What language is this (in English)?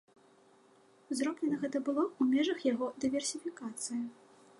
Belarusian